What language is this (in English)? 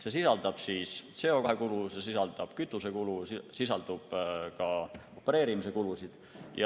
Estonian